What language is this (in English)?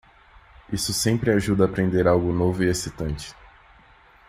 Portuguese